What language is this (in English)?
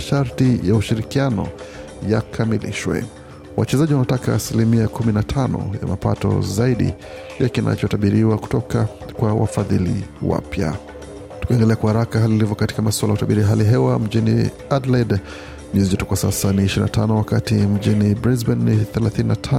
Swahili